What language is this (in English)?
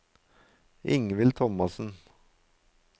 Norwegian